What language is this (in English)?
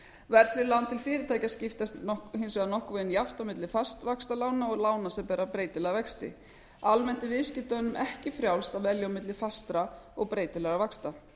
Icelandic